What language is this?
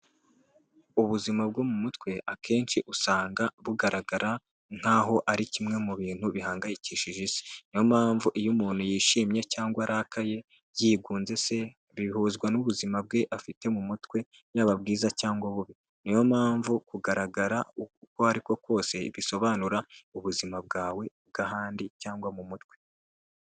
Kinyarwanda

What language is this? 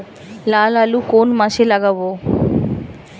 Bangla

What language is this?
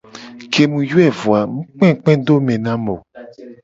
Gen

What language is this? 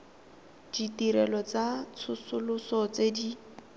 Tswana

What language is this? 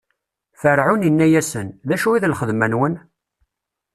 Kabyle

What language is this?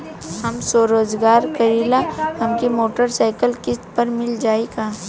Bhojpuri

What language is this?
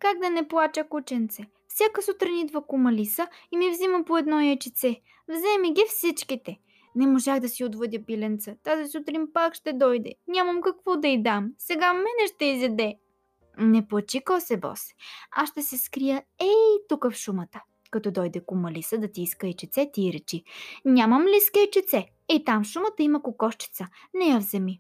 Bulgarian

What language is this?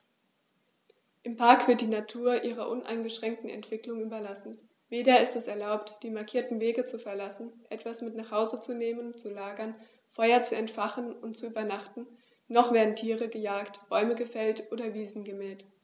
German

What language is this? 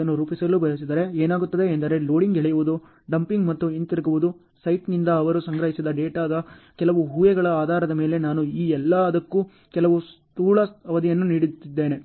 Kannada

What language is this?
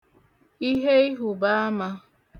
Igbo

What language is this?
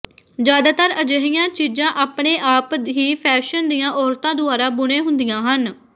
Punjabi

